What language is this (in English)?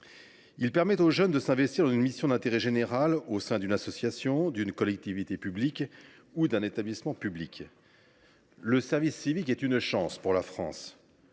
French